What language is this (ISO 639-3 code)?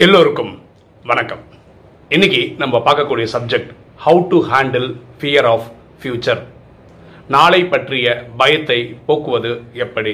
tam